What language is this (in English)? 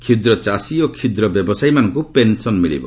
Odia